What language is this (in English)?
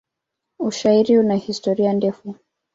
Swahili